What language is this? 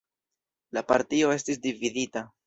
Esperanto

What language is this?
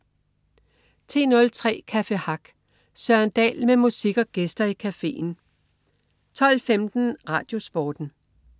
Danish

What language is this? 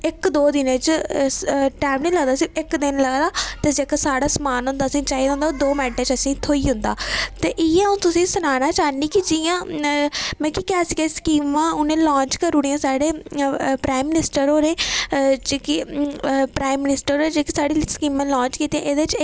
Dogri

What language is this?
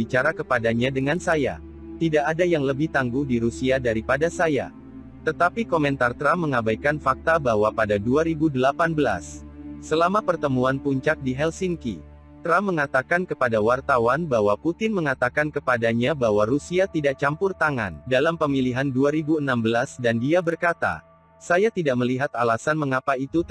Indonesian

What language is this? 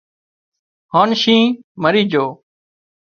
Wadiyara Koli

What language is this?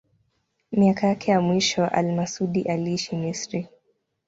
Swahili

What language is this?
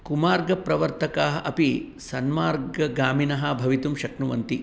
Sanskrit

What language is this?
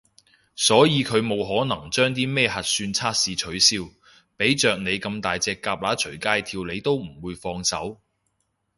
Cantonese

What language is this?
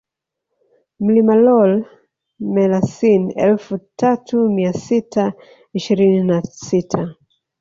Swahili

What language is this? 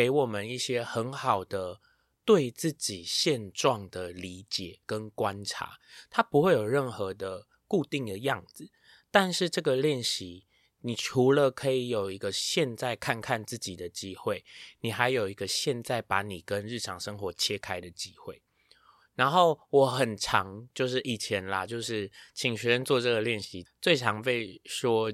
Chinese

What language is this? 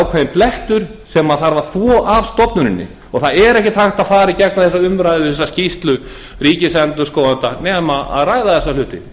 Icelandic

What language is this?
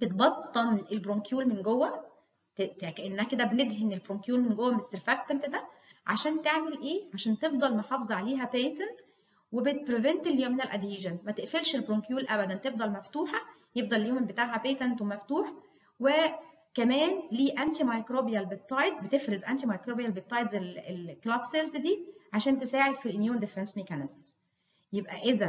Arabic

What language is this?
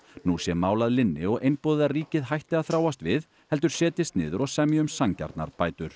Icelandic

